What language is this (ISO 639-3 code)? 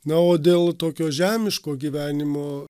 lit